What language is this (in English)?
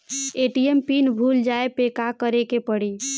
Bhojpuri